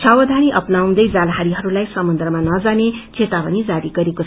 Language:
Nepali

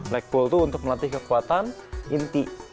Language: Indonesian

